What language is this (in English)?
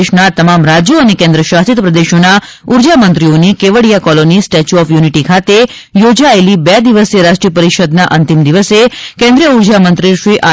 Gujarati